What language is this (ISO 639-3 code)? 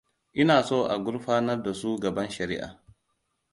hau